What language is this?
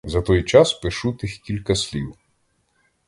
Ukrainian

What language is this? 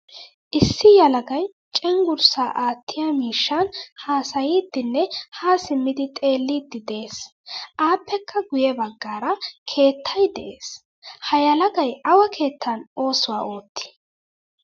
Wolaytta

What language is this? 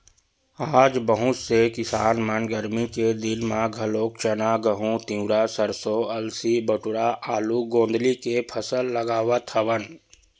Chhattisgarhi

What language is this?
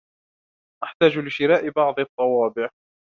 Arabic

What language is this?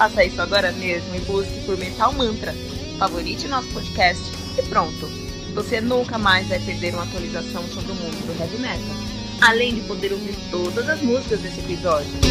Portuguese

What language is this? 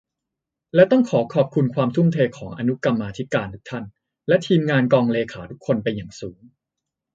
Thai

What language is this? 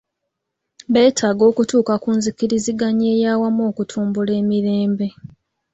Ganda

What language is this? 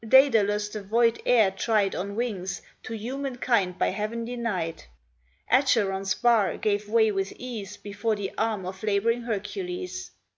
English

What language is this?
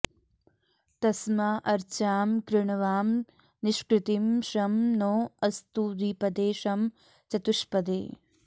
Sanskrit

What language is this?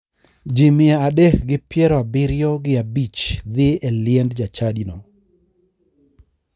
Luo (Kenya and Tanzania)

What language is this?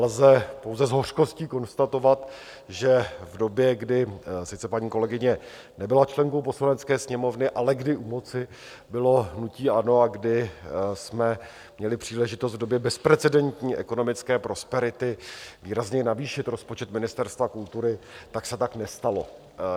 Czech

